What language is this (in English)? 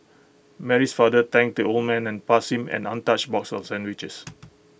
English